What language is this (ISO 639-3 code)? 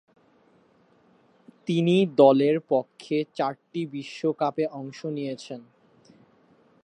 ben